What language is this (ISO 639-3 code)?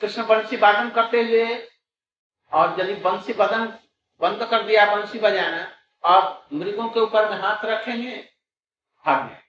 hin